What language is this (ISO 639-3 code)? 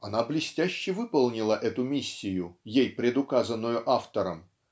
rus